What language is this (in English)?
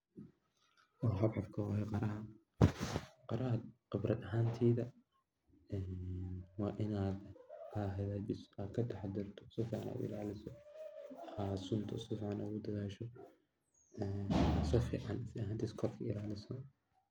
Somali